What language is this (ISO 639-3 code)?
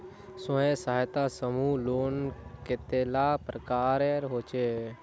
mag